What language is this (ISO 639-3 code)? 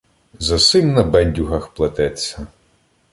ukr